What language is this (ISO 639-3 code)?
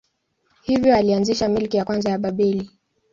swa